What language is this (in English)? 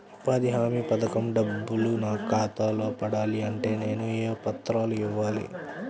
Telugu